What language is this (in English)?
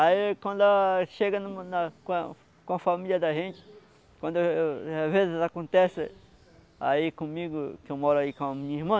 Portuguese